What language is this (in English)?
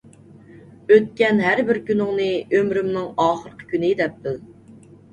Uyghur